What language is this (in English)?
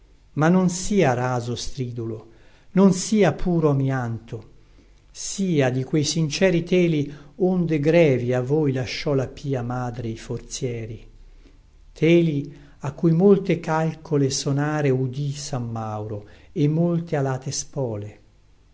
Italian